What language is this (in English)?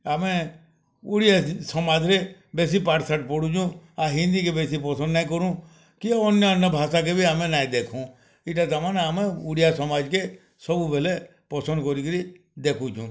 Odia